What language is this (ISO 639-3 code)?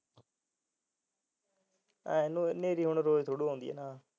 pan